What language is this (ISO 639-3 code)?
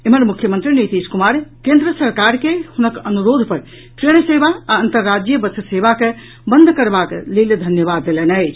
mai